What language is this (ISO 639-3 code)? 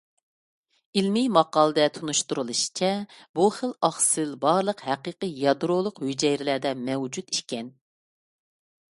uig